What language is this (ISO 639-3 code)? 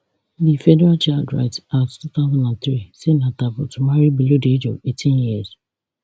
pcm